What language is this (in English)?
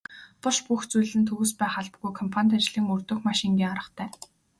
Mongolian